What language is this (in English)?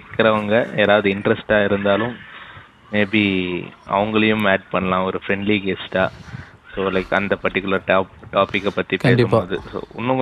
Tamil